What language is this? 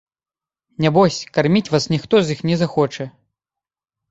Belarusian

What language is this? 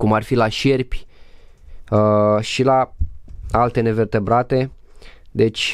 Romanian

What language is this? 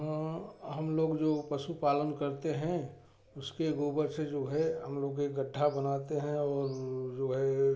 Hindi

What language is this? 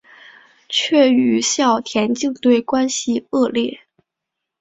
Chinese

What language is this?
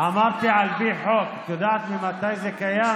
Hebrew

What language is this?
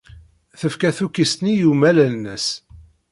Kabyle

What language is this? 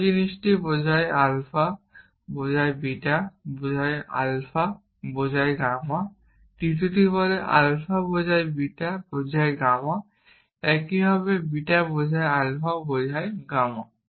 Bangla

